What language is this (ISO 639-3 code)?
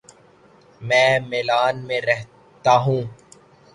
urd